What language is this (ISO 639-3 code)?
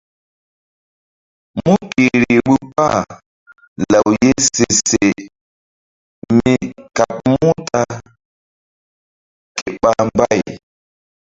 mdd